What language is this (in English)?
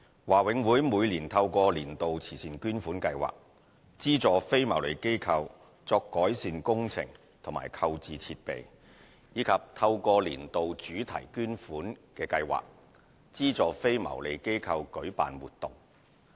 Cantonese